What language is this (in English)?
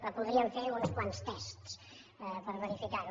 Catalan